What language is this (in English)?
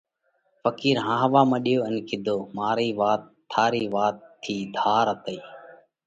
Parkari Koli